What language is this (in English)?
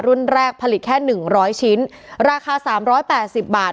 Thai